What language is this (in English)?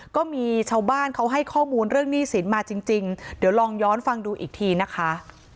Thai